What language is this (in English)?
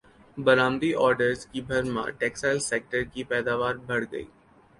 Urdu